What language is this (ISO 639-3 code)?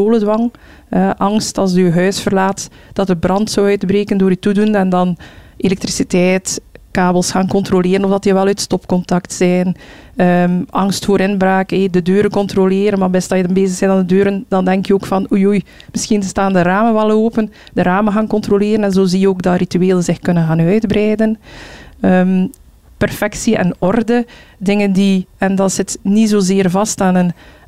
nld